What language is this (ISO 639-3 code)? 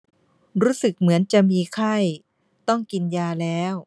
tha